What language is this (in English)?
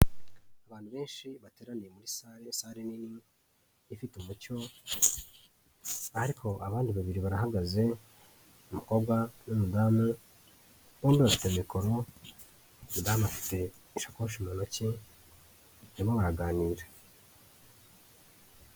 Kinyarwanda